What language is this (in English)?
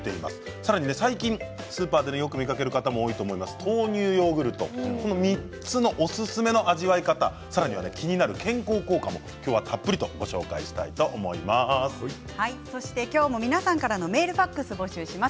Japanese